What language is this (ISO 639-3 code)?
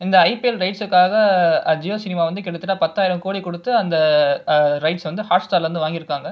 tam